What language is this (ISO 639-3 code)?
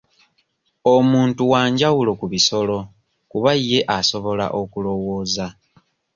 lug